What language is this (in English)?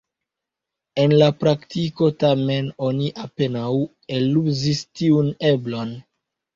Esperanto